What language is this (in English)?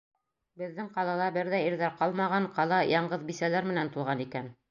Bashkir